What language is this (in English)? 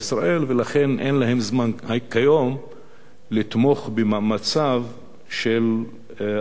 Hebrew